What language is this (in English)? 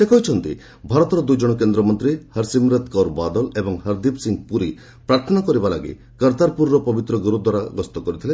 Odia